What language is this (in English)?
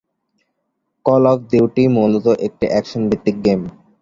Bangla